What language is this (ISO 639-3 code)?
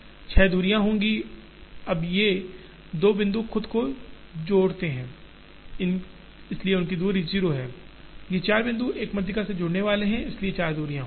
hin